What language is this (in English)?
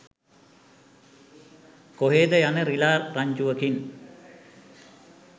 Sinhala